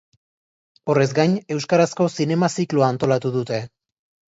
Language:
Basque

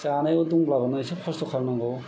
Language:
Bodo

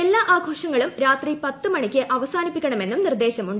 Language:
Malayalam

